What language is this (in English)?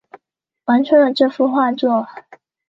Chinese